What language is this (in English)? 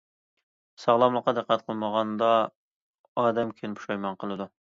Uyghur